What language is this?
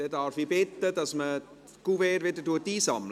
Swiss German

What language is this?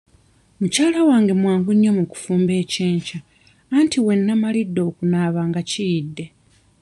Ganda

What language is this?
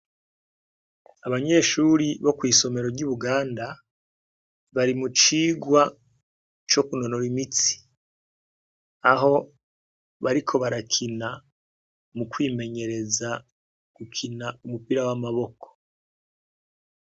Rundi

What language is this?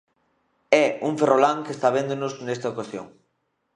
Galician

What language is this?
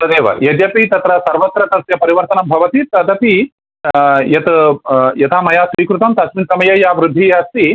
Sanskrit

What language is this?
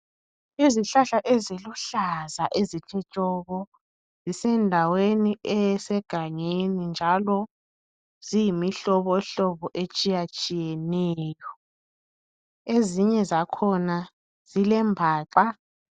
North Ndebele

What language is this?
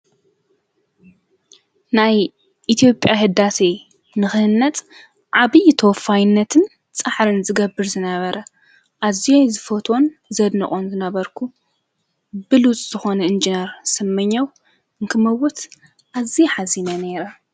Tigrinya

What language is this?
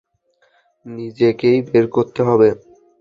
Bangla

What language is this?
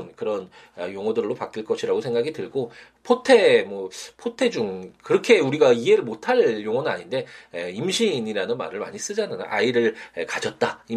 Korean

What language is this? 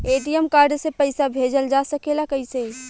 Bhojpuri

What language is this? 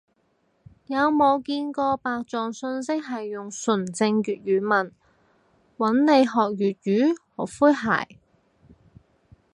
Cantonese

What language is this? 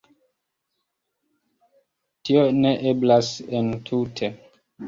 Esperanto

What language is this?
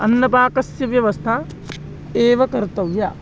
Sanskrit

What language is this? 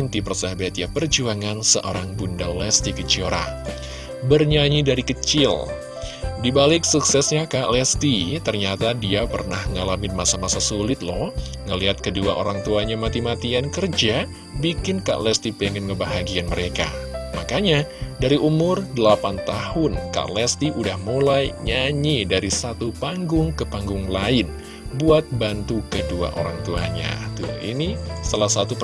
Indonesian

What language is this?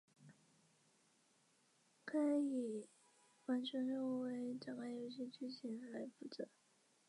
Chinese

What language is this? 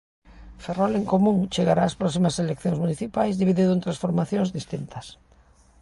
Galician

